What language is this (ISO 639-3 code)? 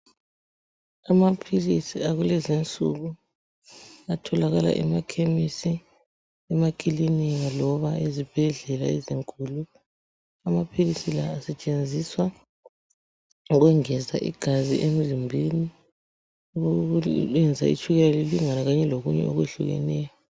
nde